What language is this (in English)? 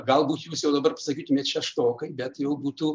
Lithuanian